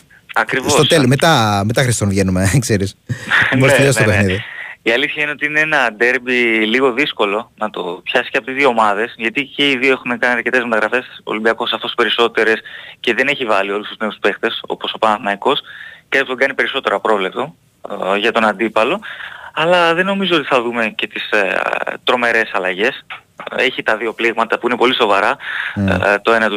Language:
Greek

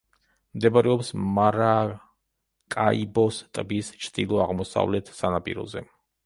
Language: Georgian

